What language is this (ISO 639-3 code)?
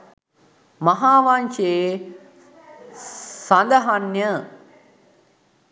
sin